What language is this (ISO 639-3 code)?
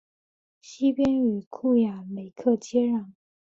zho